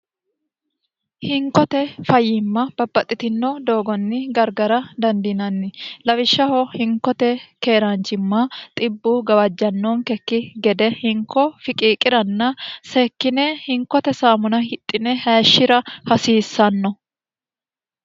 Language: Sidamo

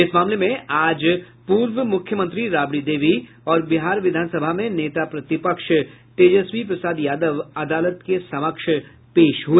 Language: Hindi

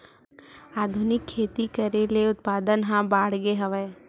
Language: Chhattisgarhi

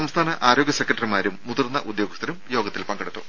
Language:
Malayalam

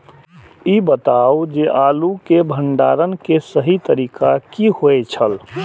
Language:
Maithili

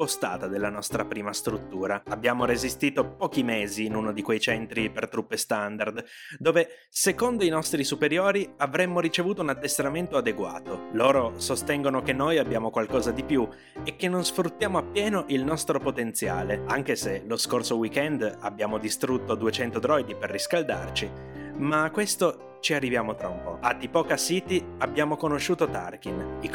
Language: Italian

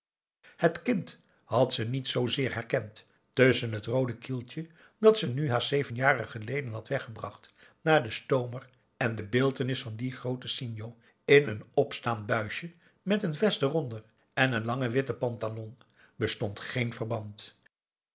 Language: Dutch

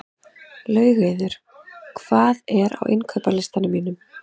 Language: Icelandic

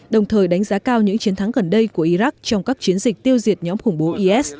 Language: Vietnamese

